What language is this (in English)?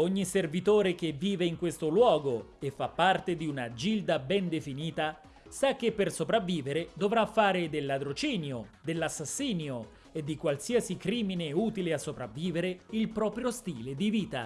Italian